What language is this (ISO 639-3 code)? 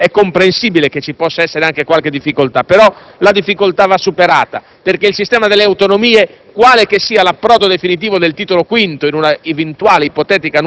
ita